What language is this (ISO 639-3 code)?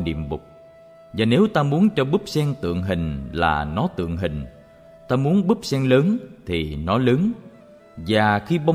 vie